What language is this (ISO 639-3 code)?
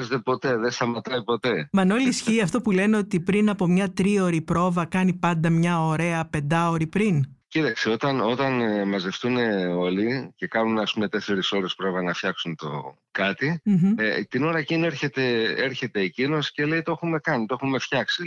ell